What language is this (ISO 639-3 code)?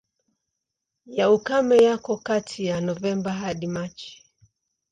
swa